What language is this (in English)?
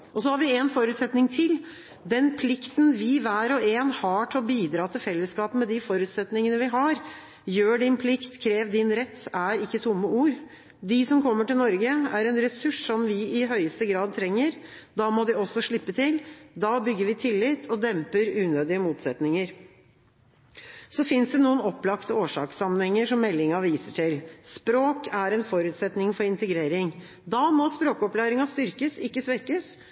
Norwegian Bokmål